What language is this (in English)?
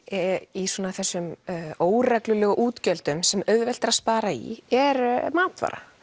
Icelandic